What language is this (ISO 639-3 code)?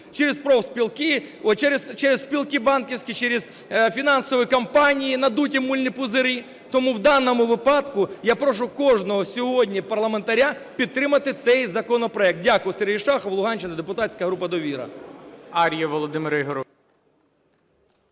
ukr